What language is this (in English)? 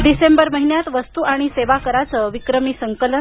Marathi